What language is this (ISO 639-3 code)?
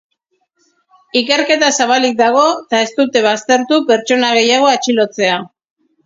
eus